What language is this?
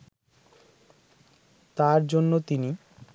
Bangla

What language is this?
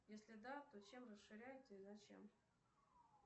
Russian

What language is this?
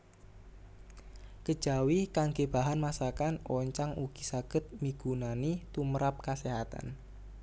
Javanese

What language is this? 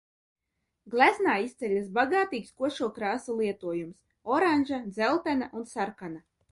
Latvian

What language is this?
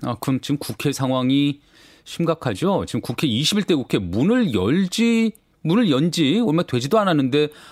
Korean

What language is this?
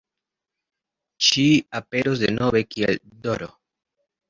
Esperanto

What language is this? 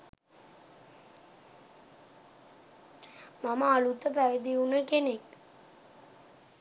Sinhala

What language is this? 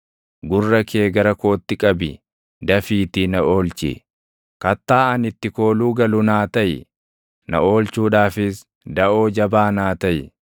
Oromo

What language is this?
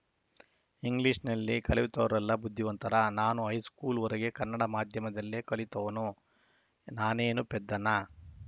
Kannada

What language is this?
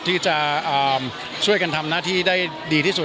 Thai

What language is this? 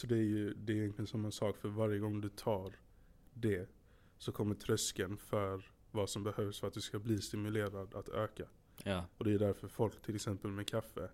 Swedish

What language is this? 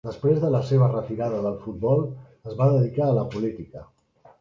Catalan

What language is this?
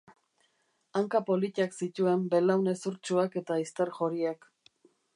Basque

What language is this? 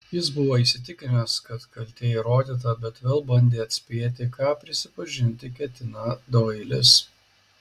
Lithuanian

